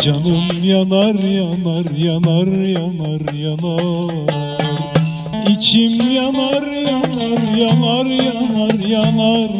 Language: Turkish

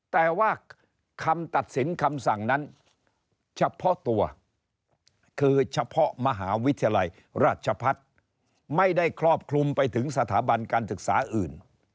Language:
Thai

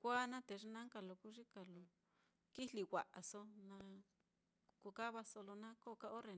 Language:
Mitlatongo Mixtec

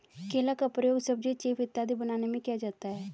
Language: Hindi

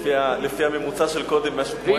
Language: Hebrew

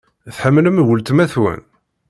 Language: Kabyle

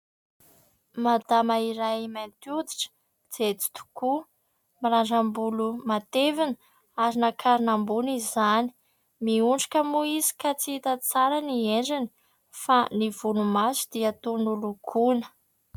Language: Malagasy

